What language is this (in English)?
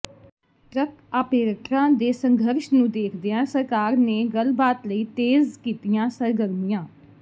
Punjabi